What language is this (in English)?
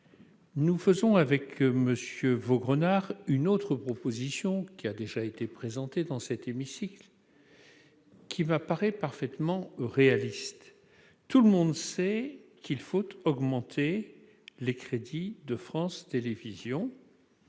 French